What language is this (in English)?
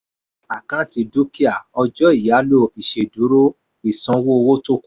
Yoruba